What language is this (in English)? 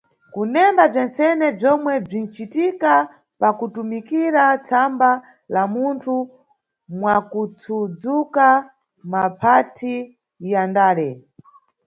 Nyungwe